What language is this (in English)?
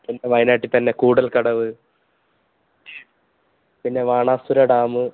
Malayalam